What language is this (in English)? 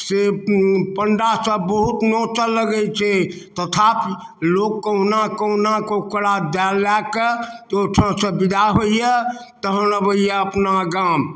Maithili